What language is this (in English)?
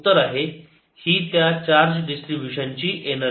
Marathi